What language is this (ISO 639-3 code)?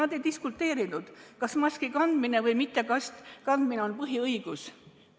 est